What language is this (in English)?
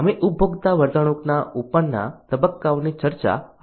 Gujarati